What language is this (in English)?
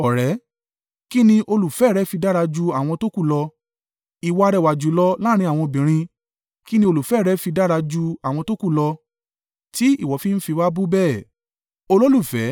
Yoruba